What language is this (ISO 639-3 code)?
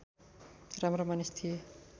nep